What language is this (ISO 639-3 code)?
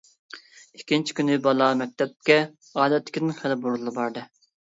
uig